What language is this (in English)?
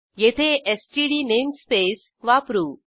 Marathi